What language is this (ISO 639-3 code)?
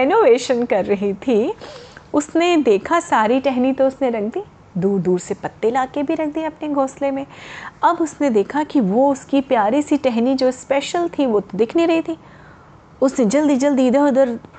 hin